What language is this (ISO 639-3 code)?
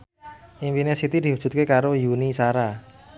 jav